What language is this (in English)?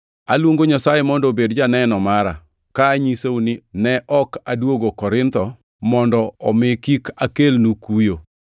Luo (Kenya and Tanzania)